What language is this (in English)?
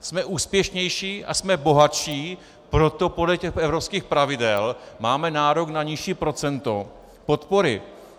Czech